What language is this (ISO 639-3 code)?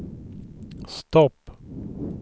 swe